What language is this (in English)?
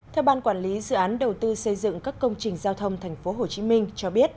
Vietnamese